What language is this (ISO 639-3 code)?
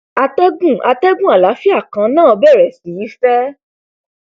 yor